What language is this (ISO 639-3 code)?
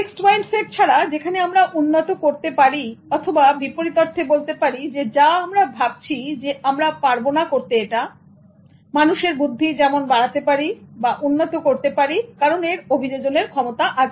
ben